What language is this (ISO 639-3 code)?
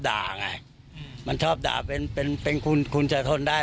tha